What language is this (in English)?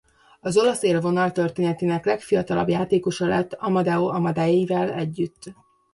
Hungarian